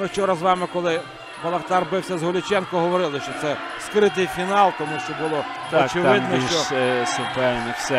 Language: Ukrainian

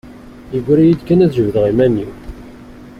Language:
Kabyle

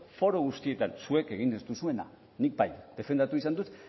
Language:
Basque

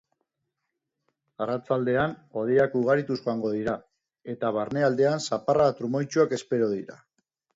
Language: Basque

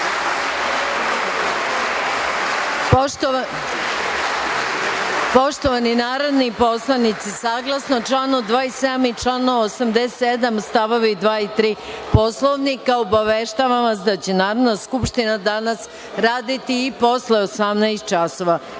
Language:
Serbian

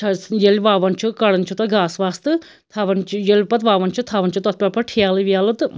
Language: Kashmiri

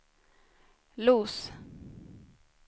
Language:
Swedish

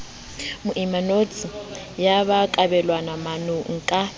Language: Southern Sotho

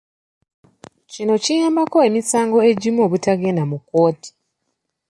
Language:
Ganda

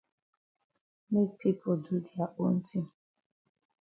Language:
Cameroon Pidgin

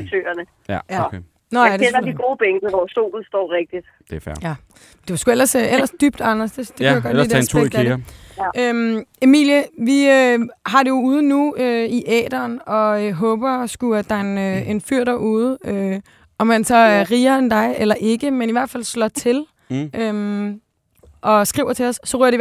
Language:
Danish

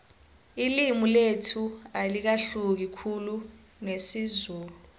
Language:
South Ndebele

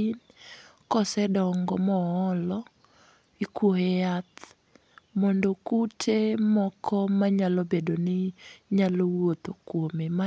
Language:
Luo (Kenya and Tanzania)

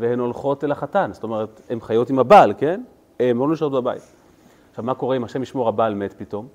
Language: Hebrew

